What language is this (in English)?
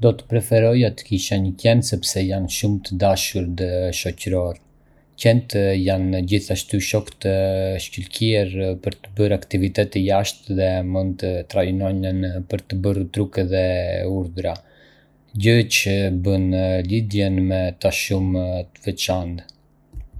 Arbëreshë Albanian